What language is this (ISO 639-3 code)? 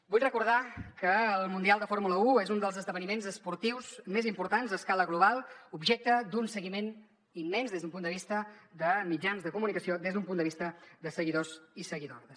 cat